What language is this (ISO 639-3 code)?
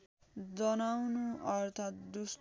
nep